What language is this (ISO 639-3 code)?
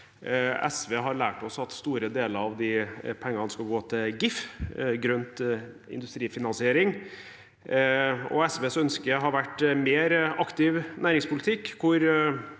nor